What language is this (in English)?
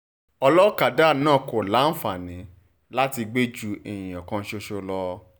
Yoruba